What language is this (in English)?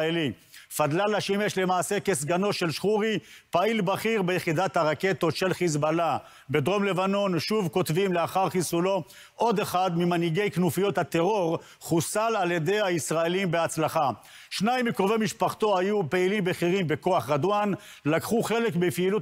Hebrew